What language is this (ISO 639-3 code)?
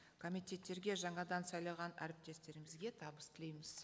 kaz